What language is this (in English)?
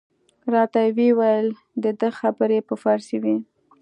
Pashto